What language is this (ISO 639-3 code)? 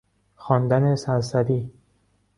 fas